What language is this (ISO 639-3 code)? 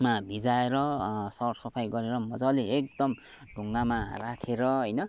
nep